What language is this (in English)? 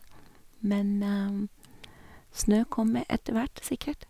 Norwegian